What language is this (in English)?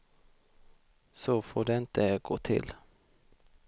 Swedish